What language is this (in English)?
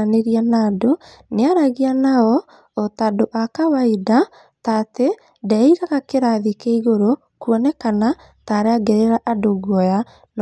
Kikuyu